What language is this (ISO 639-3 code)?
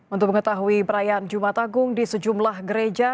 ind